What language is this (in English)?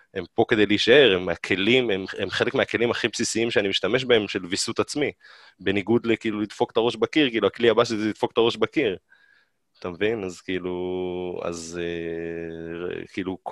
Hebrew